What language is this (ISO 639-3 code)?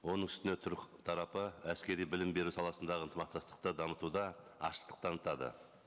kaz